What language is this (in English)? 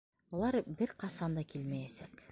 Bashkir